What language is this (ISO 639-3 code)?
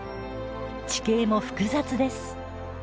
jpn